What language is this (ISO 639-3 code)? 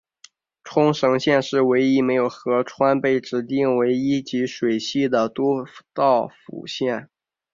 zho